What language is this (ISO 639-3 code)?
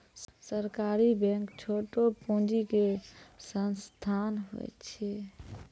mai